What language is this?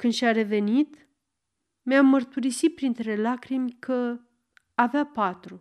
Romanian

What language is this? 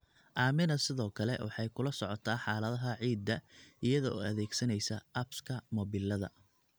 Somali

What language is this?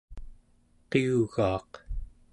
Central Yupik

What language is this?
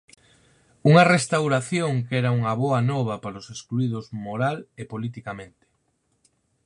Galician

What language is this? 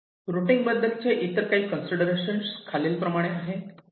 Marathi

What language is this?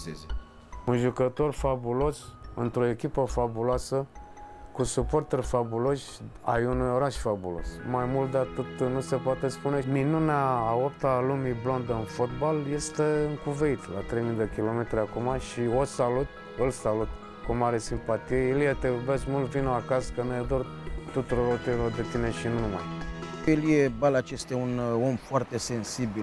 Romanian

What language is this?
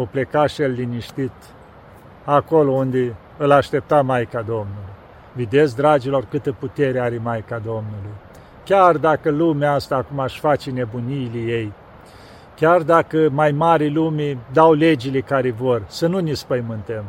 Romanian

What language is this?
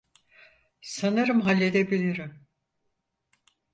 Turkish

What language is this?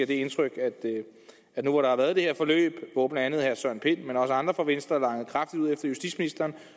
Danish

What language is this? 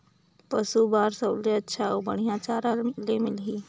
Chhattisgarhi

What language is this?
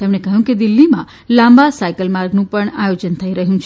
Gujarati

